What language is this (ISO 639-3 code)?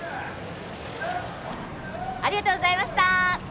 jpn